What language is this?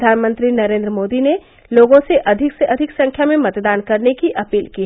Hindi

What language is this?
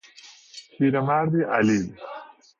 Persian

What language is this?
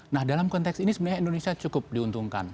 Indonesian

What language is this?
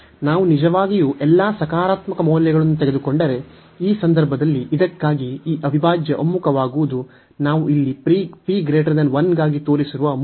Kannada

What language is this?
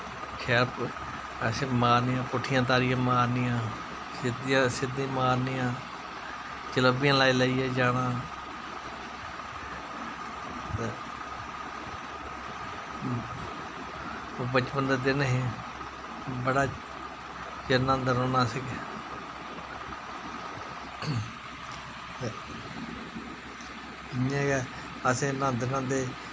Dogri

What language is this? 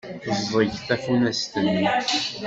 Kabyle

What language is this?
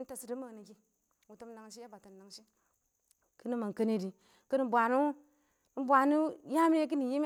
Awak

